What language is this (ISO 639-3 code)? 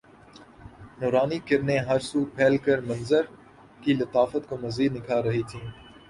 urd